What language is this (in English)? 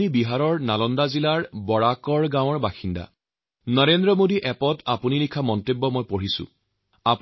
Assamese